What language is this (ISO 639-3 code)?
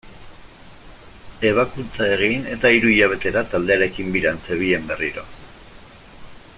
eus